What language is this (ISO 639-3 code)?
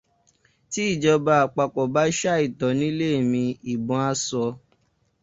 yor